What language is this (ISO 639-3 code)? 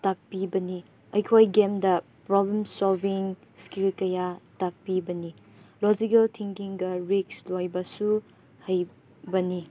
mni